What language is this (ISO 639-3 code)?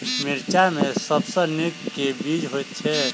mai